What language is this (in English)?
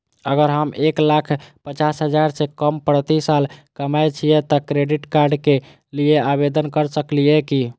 Maithili